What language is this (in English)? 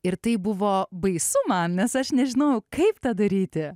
Lithuanian